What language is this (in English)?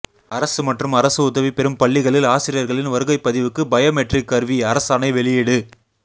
Tamil